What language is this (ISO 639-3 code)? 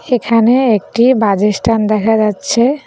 ben